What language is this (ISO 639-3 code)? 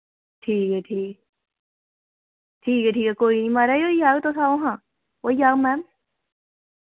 doi